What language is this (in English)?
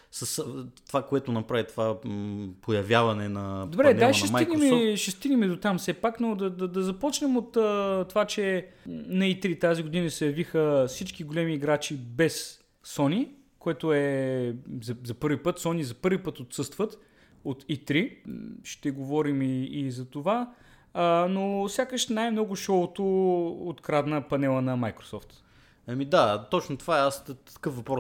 Bulgarian